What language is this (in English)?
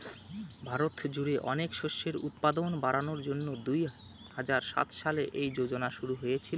Bangla